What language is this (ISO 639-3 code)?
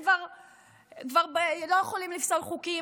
heb